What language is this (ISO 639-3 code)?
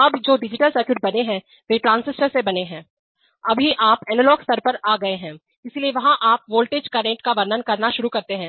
hin